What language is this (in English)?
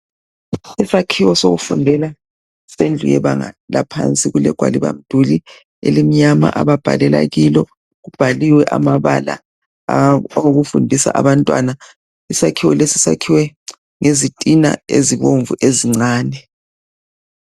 North Ndebele